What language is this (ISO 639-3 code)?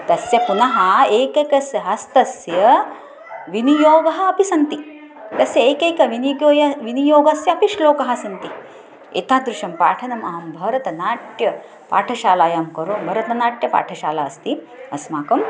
san